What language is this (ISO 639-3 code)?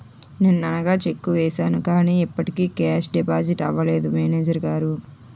tel